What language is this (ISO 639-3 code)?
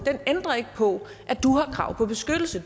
dan